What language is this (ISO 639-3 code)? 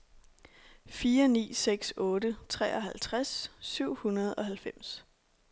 dan